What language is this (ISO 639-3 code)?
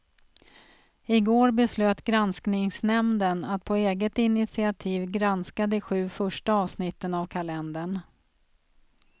swe